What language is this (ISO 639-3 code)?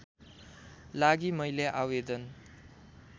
nep